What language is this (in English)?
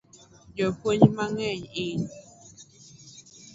Luo (Kenya and Tanzania)